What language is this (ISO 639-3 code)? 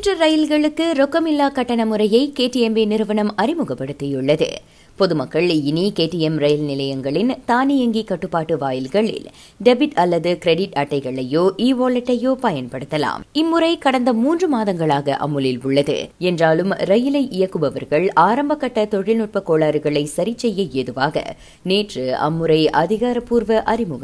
tam